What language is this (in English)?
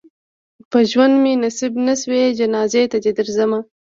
Pashto